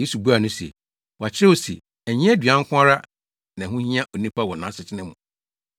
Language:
Akan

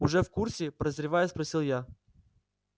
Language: Russian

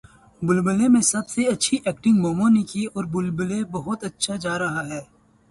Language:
Urdu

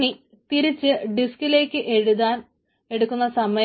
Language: Malayalam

